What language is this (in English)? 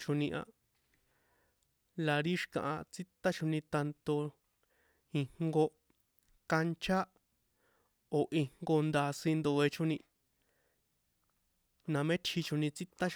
San Juan Atzingo Popoloca